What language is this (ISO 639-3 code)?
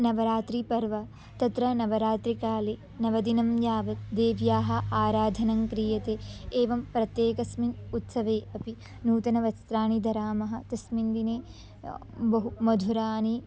san